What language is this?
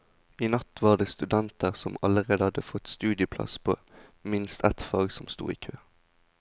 Norwegian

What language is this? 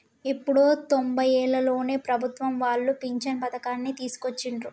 Telugu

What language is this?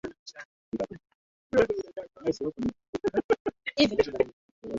Swahili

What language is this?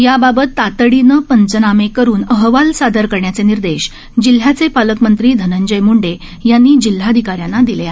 Marathi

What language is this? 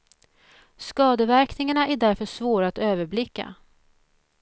Swedish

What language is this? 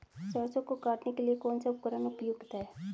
Hindi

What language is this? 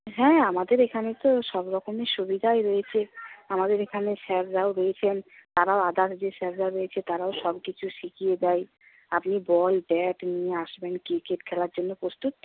Bangla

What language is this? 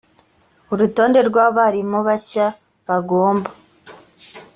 Kinyarwanda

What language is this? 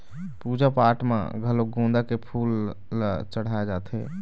Chhattisgarhi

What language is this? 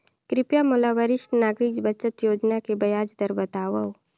Chhattisgarhi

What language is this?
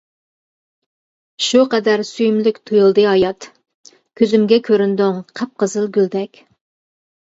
Uyghur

